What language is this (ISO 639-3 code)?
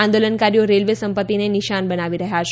guj